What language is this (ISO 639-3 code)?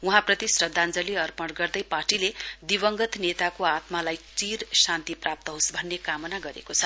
nep